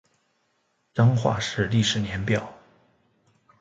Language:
Chinese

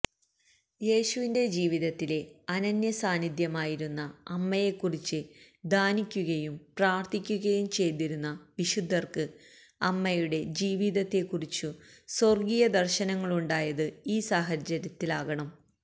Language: Malayalam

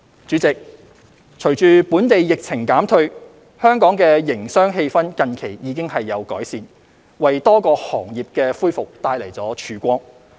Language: Cantonese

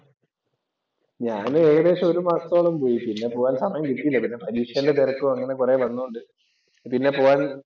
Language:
Malayalam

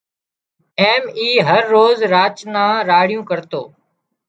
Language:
Wadiyara Koli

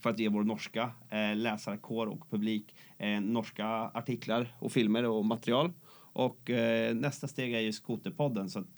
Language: Swedish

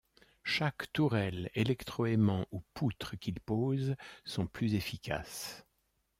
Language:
French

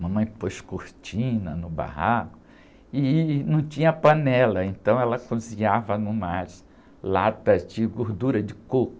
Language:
Portuguese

